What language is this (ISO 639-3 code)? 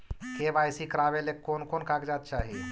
mag